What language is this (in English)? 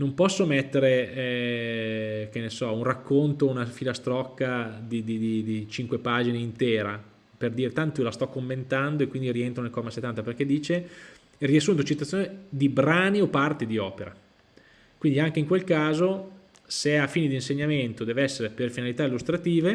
Italian